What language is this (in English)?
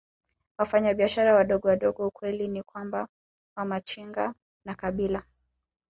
Swahili